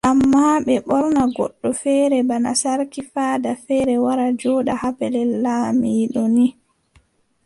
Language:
Adamawa Fulfulde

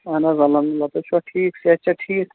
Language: Kashmiri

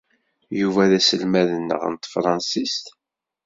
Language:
Kabyle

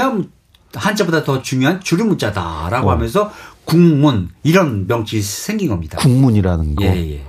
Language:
Korean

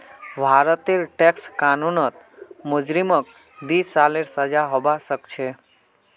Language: Magahi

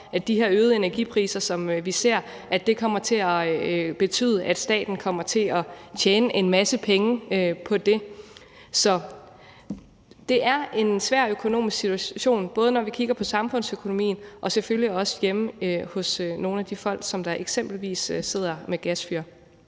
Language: Danish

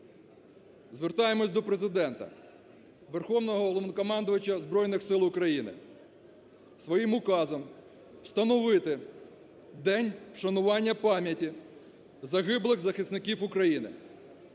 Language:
Ukrainian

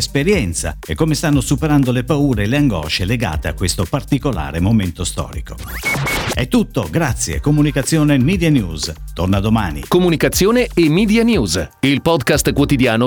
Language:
Italian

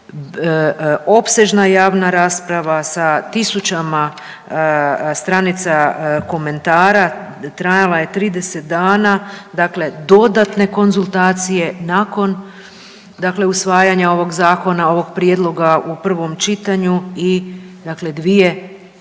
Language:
Croatian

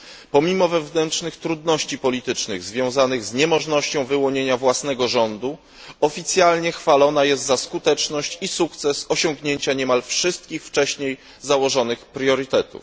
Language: Polish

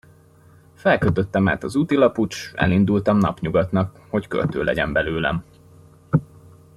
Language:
Hungarian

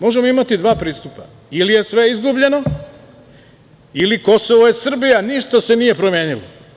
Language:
Serbian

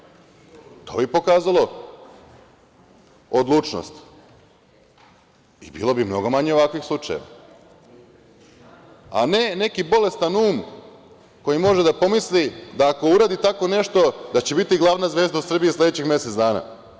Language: Serbian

